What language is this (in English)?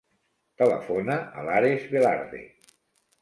Catalan